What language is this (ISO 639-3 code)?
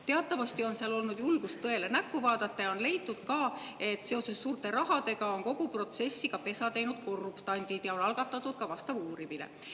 est